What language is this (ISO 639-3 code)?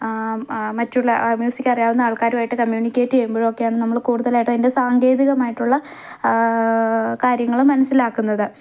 mal